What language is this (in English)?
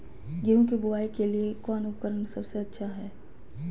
Magahi